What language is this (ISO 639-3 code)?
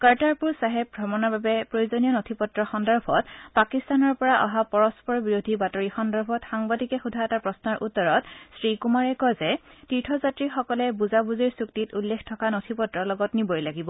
asm